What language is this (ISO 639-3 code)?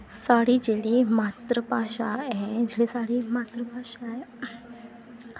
doi